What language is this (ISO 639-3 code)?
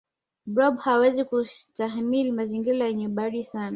swa